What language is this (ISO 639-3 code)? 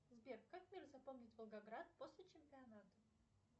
rus